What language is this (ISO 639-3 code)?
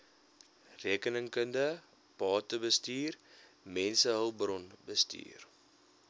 afr